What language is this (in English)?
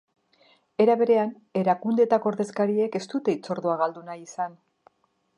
Basque